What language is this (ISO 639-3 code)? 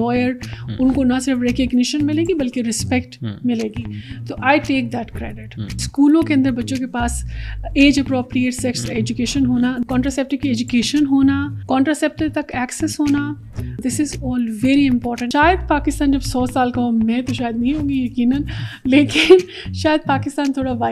urd